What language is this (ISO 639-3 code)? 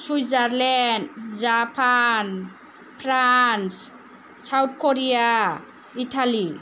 brx